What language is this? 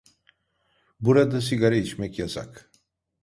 Turkish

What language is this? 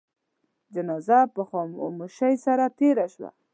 Pashto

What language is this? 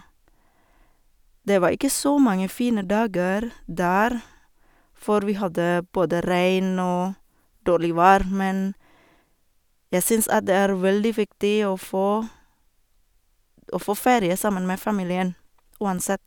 Norwegian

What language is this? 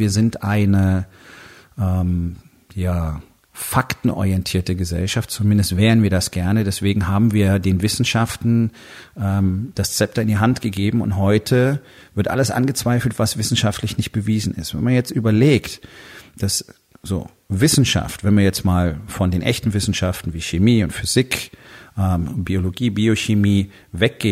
German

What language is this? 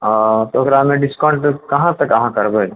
Maithili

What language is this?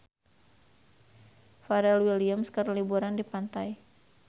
Sundanese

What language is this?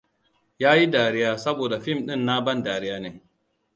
Hausa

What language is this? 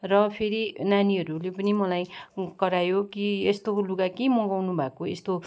Nepali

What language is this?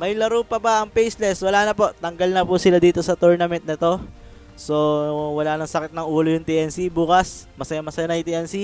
Filipino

